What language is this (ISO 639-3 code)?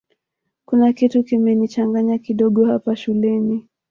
swa